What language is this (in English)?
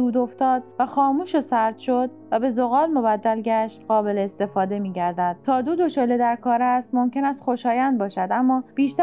Persian